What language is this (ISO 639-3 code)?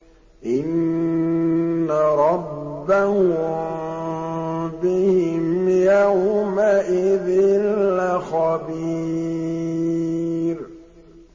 ara